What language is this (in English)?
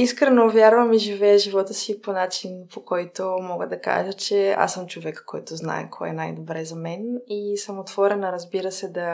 Bulgarian